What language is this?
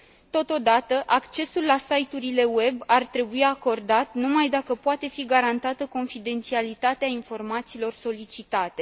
Romanian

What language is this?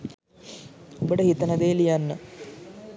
Sinhala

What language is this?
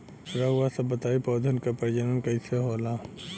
Bhojpuri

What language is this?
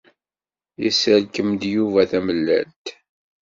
Kabyle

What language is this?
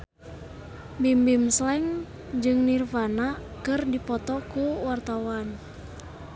Sundanese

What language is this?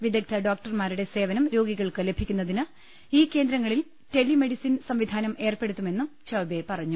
Malayalam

